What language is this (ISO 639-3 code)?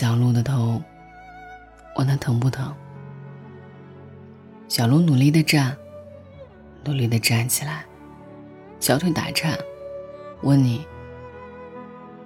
zho